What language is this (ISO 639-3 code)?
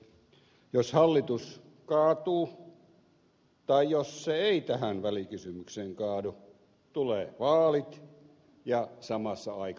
fin